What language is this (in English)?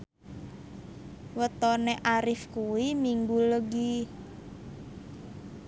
Javanese